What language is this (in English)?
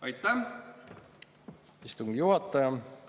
Estonian